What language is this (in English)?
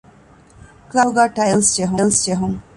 Divehi